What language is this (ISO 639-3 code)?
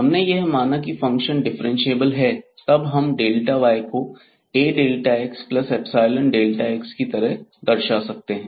hin